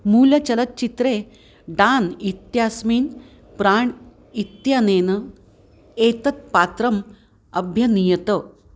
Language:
Sanskrit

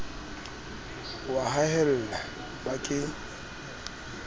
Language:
Southern Sotho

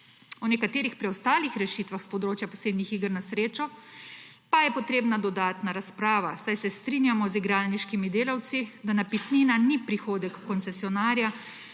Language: Slovenian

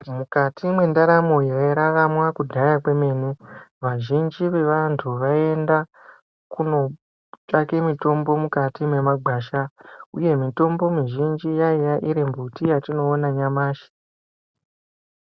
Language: Ndau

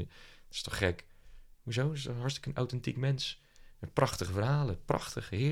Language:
Dutch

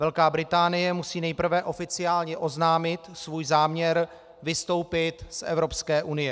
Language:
Czech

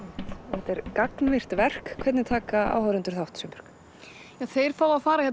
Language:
Icelandic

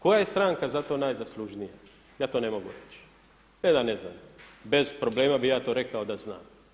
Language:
Croatian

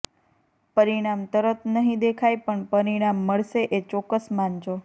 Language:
Gujarati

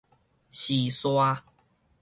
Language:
Min Nan Chinese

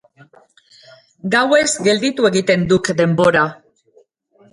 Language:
Basque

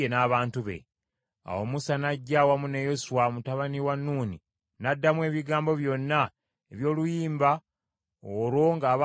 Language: Ganda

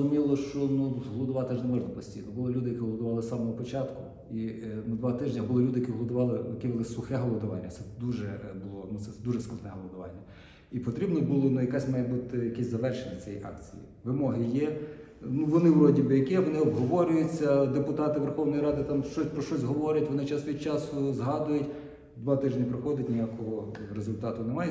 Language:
Ukrainian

